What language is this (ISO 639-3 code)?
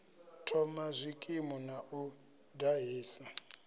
ven